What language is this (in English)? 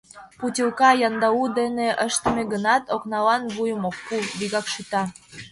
Mari